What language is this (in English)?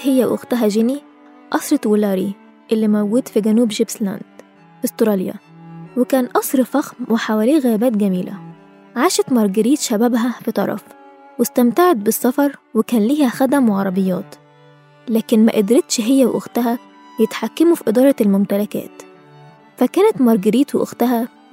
Arabic